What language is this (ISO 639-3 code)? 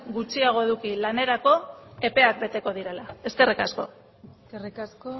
eus